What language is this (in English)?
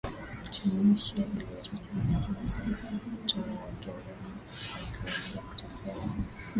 Swahili